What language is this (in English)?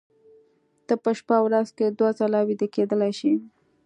Pashto